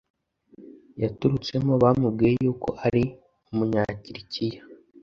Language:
Kinyarwanda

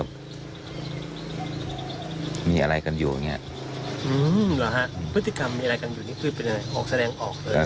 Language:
Thai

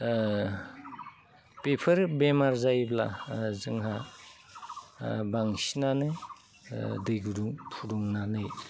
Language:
Bodo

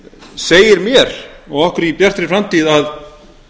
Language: Icelandic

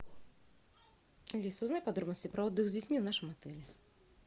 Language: Russian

